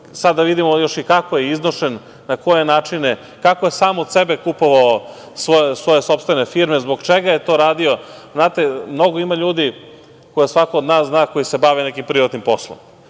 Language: Serbian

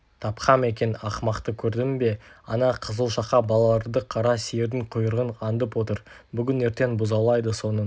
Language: Kazakh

